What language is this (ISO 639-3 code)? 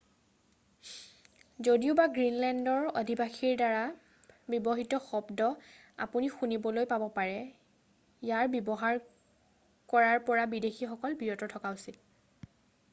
asm